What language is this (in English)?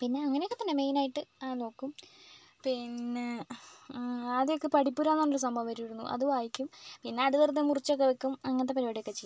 Malayalam